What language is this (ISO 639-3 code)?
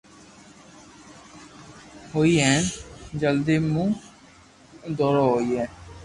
lrk